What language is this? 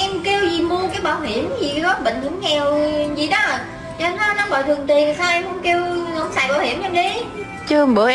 Vietnamese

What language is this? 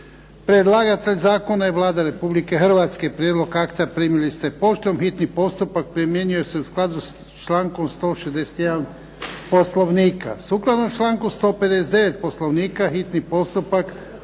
Croatian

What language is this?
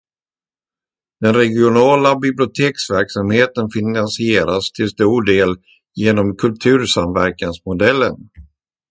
Swedish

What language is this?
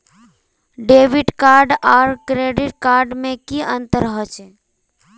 Magahi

